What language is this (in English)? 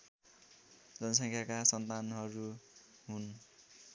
Nepali